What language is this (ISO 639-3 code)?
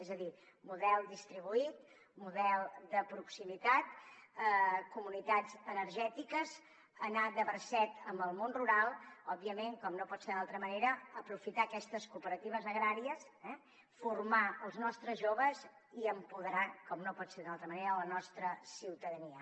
cat